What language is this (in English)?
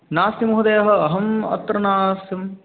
Sanskrit